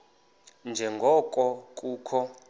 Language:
Xhosa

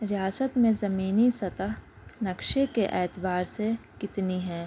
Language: Urdu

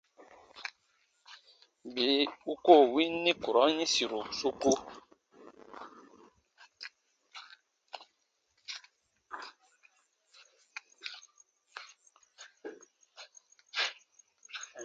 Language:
Baatonum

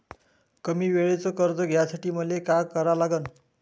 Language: Marathi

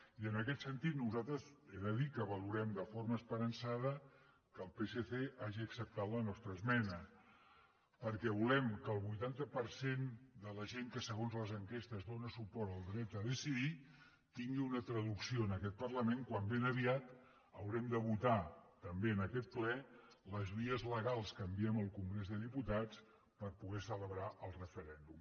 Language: Catalan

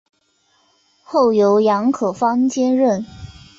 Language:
Chinese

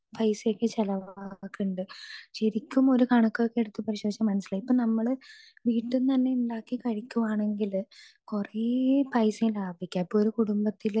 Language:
Malayalam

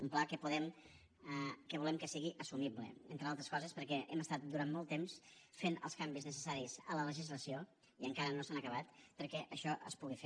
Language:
Catalan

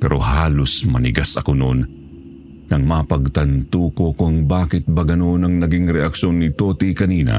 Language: Filipino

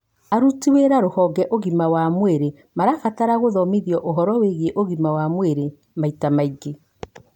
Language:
Kikuyu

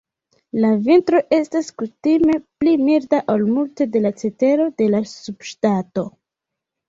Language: Esperanto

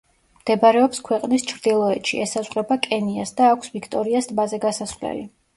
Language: Georgian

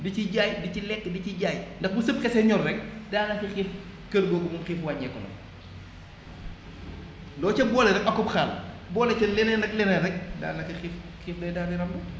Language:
Wolof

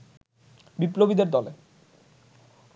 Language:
Bangla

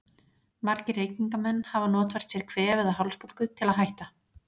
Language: Icelandic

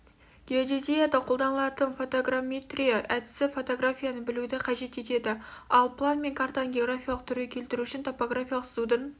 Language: Kazakh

